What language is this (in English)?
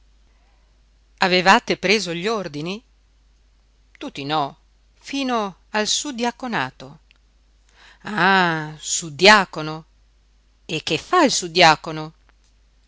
Italian